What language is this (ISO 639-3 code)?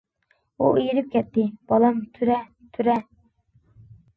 uig